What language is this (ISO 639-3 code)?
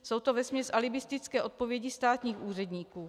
ces